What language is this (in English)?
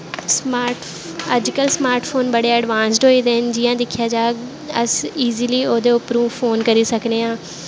Dogri